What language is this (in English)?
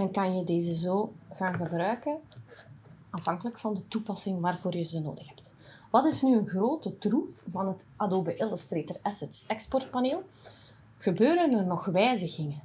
Dutch